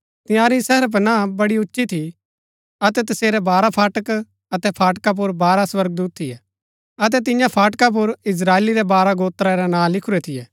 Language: Gaddi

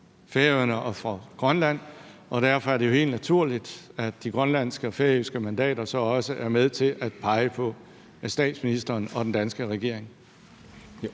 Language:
Danish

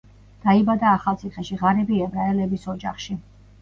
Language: Georgian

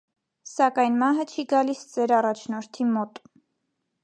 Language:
Armenian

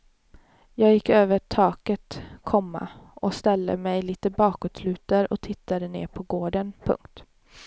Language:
Swedish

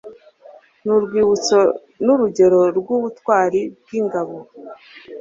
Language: Kinyarwanda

